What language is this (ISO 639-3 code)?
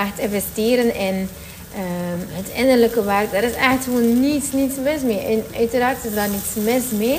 nld